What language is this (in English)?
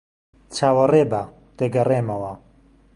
Central Kurdish